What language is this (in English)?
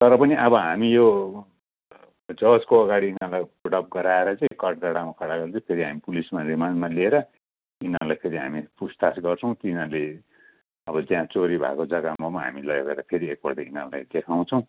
Nepali